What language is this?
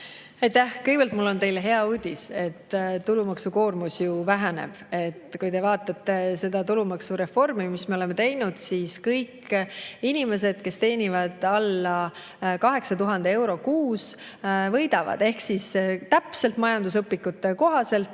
Estonian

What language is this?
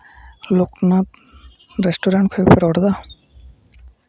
Santali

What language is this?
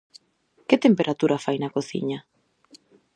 Galician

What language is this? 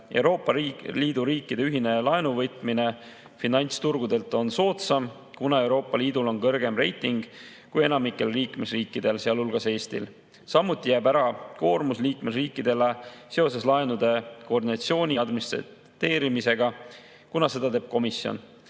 Estonian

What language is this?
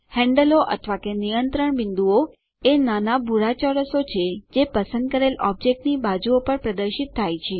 Gujarati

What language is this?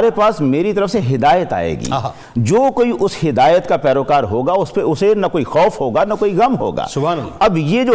Urdu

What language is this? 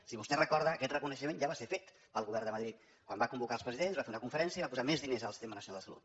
Catalan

